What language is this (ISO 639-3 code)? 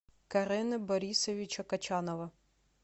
rus